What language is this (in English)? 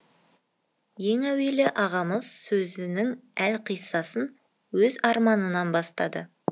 Kazakh